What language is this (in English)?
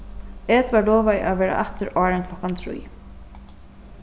Faroese